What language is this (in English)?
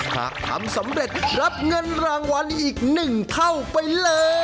Thai